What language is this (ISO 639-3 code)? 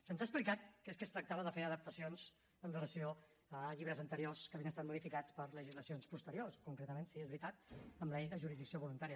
cat